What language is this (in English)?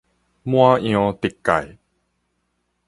Min Nan Chinese